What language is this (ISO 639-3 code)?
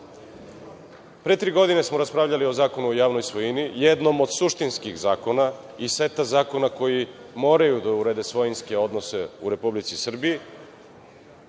srp